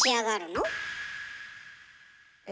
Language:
Japanese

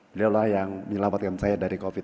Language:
Indonesian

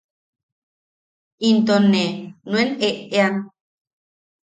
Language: Yaqui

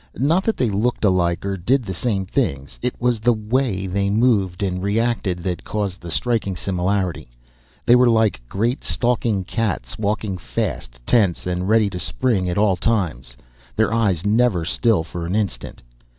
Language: English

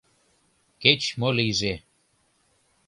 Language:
Mari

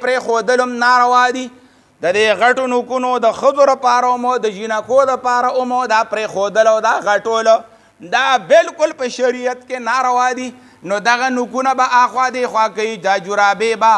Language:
Arabic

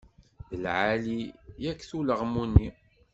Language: Kabyle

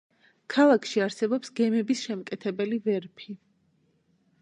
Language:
Georgian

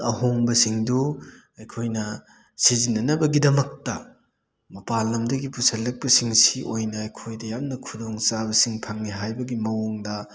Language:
Manipuri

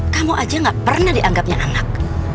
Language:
Indonesian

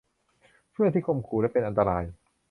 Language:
Thai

